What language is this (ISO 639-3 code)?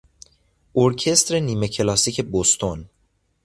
fas